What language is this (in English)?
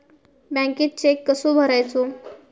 Marathi